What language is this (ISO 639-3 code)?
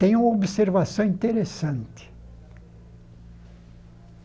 por